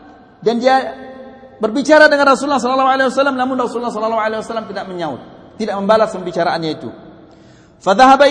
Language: Malay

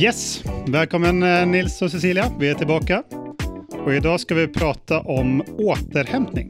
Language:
Swedish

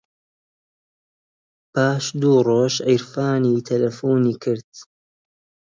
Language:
Central Kurdish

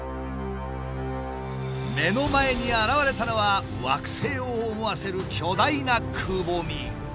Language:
Japanese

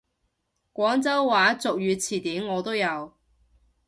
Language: Cantonese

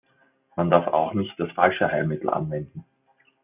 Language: German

